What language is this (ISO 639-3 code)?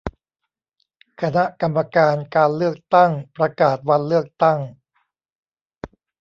tha